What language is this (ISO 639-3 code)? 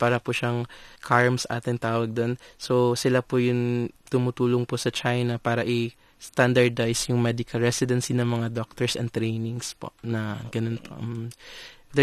fil